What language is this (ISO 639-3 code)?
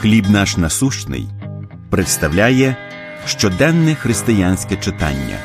ukr